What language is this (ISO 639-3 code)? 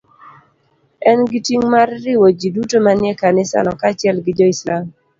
luo